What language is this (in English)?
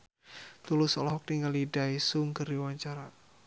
Sundanese